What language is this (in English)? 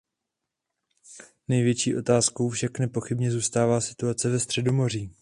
Czech